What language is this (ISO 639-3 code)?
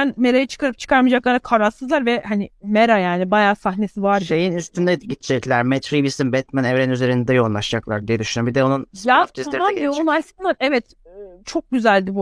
tur